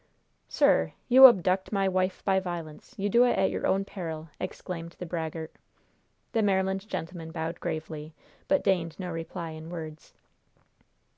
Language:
English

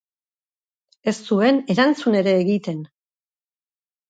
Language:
Basque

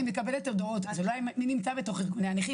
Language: Hebrew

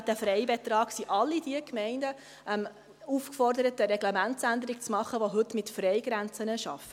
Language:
Swiss German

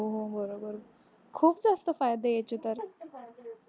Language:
Marathi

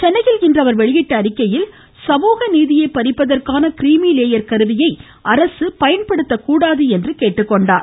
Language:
Tamil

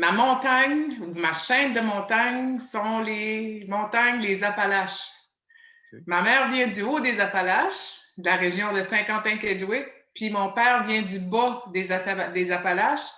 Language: French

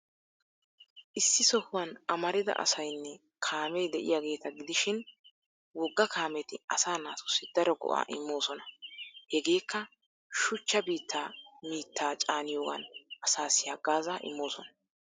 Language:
Wolaytta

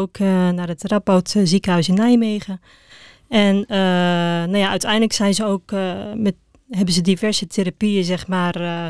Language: Dutch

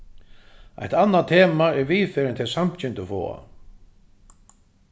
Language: Faroese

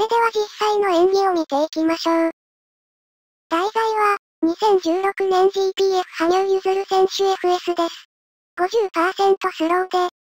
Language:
Japanese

